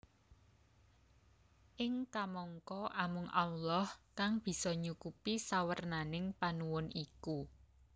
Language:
Javanese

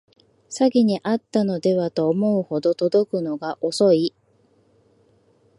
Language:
Japanese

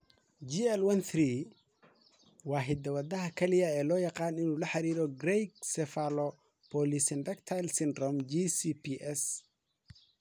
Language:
Somali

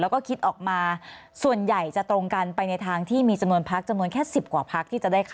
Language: Thai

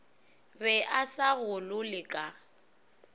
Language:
Northern Sotho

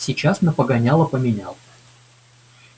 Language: Russian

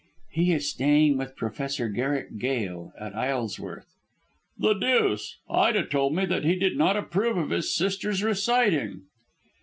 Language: English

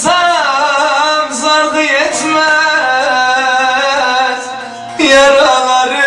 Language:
Turkish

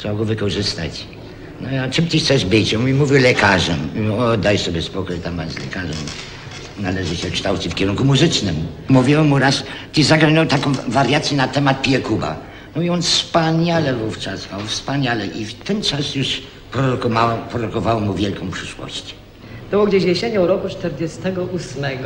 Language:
Polish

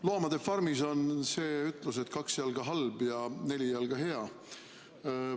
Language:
Estonian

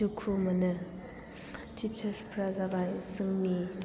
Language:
Bodo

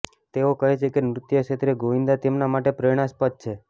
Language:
Gujarati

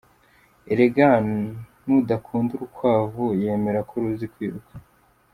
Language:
Kinyarwanda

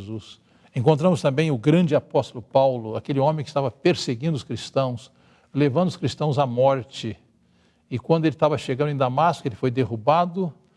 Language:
Portuguese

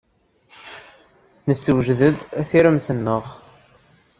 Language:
Kabyle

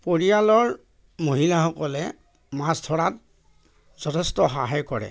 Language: Assamese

